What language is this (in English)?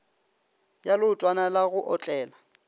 Northern Sotho